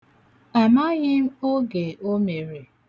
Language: Igbo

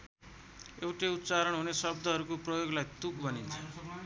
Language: Nepali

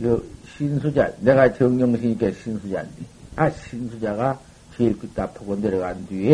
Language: Korean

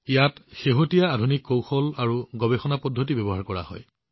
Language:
Assamese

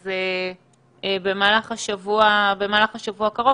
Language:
Hebrew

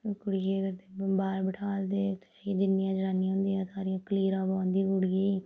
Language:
Dogri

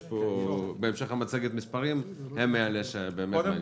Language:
Hebrew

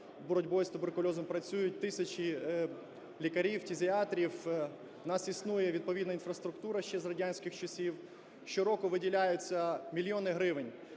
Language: Ukrainian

